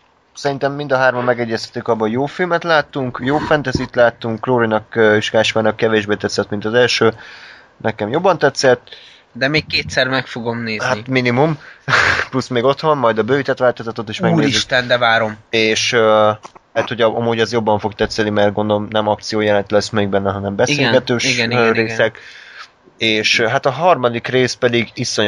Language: Hungarian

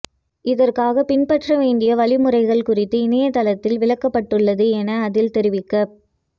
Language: Tamil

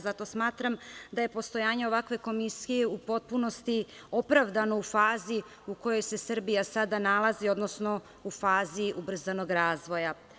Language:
Serbian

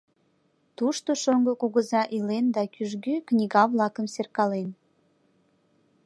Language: Mari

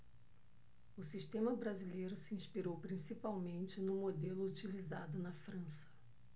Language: Portuguese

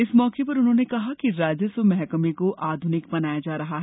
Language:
Hindi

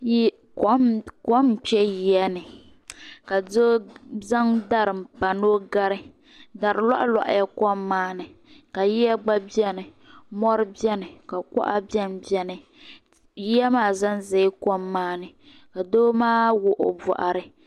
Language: Dagbani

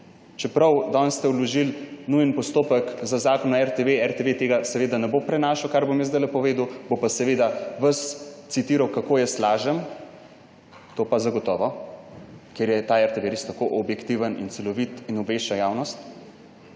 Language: Slovenian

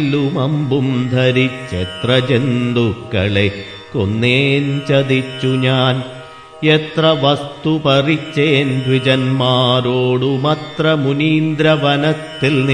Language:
Malayalam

